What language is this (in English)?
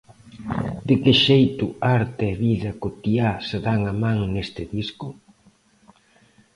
Galician